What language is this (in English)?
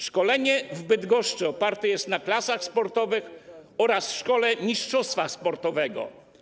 Polish